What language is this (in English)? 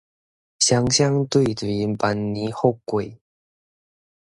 Min Nan Chinese